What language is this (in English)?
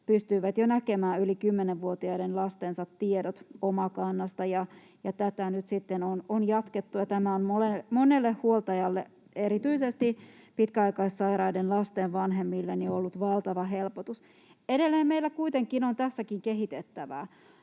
Finnish